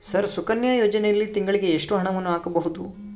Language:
Kannada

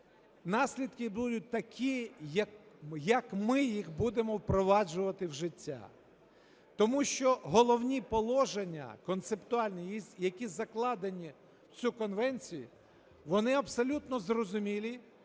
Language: Ukrainian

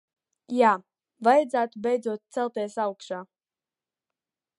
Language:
Latvian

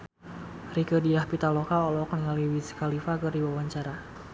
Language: Sundanese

